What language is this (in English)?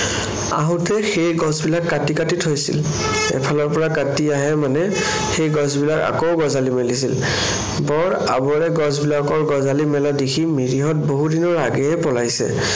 Assamese